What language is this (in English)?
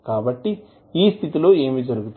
Telugu